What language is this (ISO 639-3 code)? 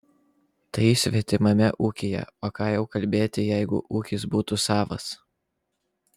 lit